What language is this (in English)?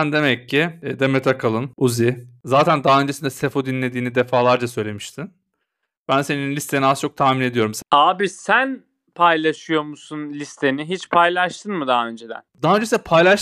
Turkish